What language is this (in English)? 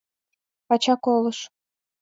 Mari